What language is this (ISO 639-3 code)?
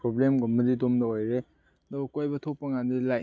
mni